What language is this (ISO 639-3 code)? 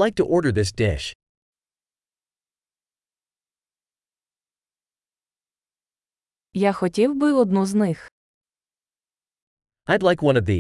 ukr